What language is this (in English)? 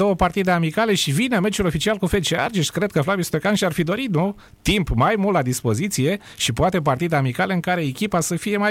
Romanian